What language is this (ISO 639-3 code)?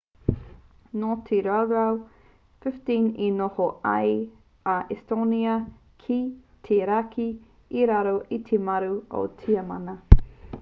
mri